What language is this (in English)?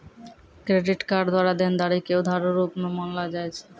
Maithili